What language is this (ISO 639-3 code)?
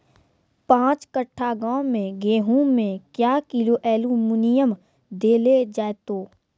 mai